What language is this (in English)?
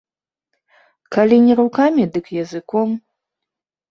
Belarusian